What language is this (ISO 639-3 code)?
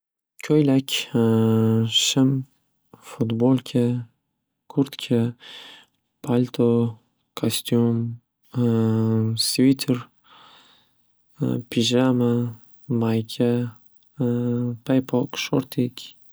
uzb